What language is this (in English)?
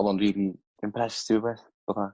Welsh